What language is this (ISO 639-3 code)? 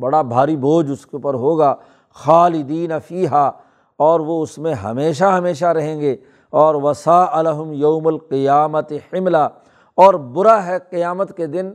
urd